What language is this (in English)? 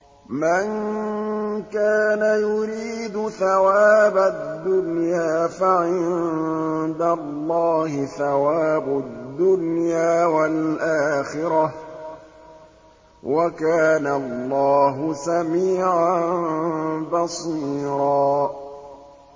Arabic